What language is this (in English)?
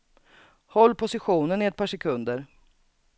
Swedish